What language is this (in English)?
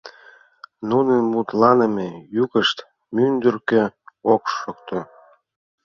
Mari